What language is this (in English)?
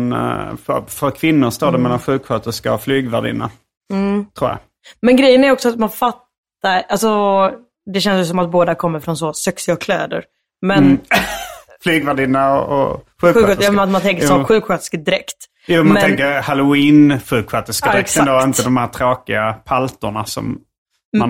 Swedish